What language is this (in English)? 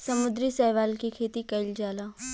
Bhojpuri